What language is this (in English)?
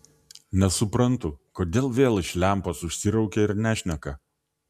Lithuanian